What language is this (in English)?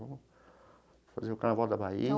Portuguese